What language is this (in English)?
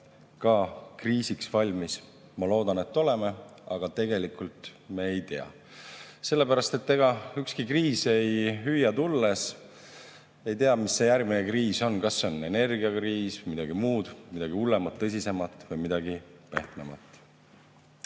Estonian